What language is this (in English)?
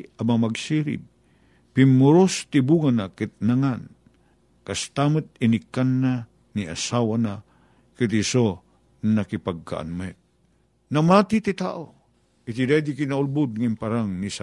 Filipino